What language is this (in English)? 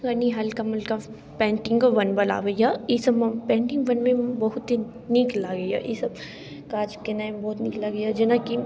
Maithili